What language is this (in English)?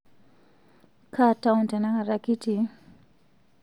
Masai